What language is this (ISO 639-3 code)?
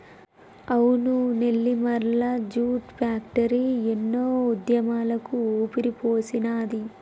tel